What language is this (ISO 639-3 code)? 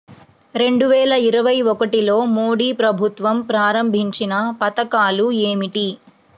tel